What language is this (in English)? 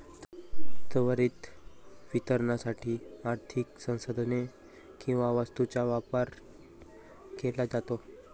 Marathi